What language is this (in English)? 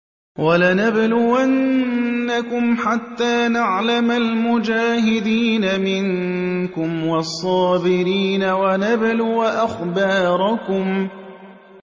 Arabic